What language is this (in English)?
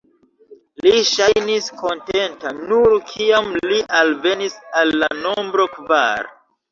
Esperanto